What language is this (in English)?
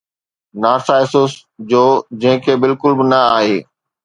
Sindhi